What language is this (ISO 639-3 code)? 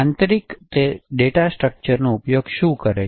guj